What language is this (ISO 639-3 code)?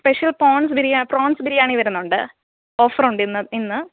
mal